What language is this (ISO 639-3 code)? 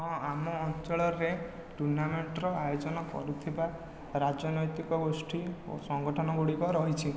ori